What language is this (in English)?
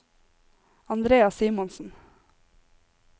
Norwegian